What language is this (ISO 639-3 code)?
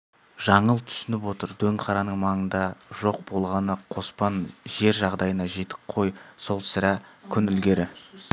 kaz